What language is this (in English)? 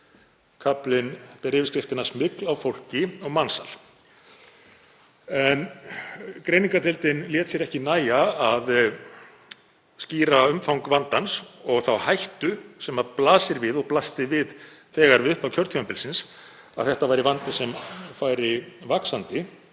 Icelandic